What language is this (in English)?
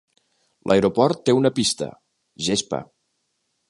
Catalan